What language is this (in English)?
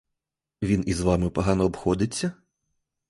Ukrainian